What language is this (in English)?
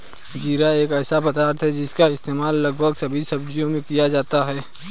Hindi